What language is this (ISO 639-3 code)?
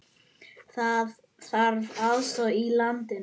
isl